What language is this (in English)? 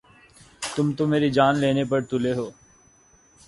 Urdu